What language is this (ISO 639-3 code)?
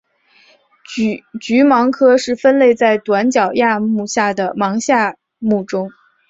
zho